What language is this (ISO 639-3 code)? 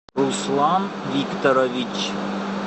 rus